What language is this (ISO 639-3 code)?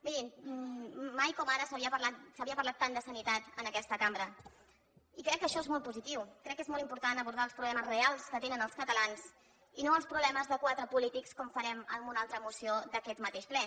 cat